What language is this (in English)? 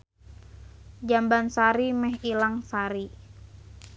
Sundanese